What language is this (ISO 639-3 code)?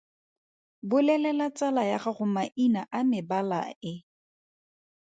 tsn